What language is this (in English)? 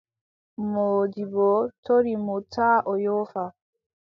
Adamawa Fulfulde